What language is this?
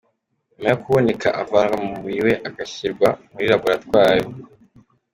Kinyarwanda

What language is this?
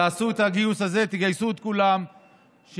Hebrew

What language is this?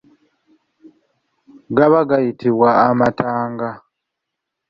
Ganda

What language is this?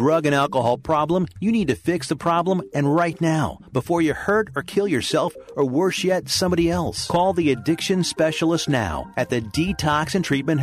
English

